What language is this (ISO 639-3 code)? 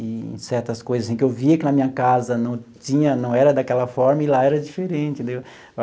por